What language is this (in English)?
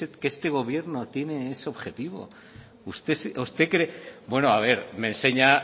Spanish